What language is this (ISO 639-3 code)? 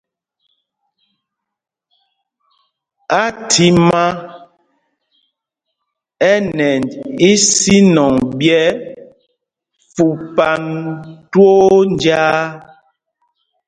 mgg